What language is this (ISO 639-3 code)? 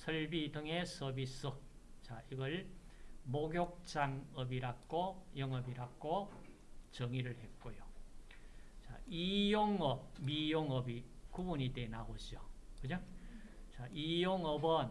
kor